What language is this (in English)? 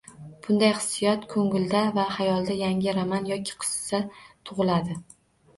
Uzbek